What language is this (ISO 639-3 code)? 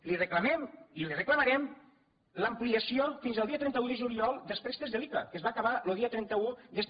cat